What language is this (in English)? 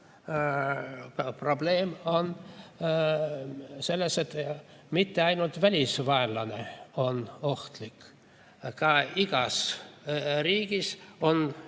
Estonian